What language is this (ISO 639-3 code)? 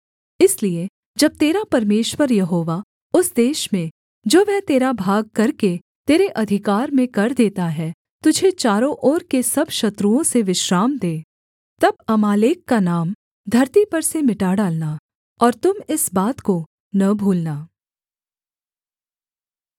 hin